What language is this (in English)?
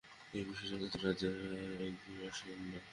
Bangla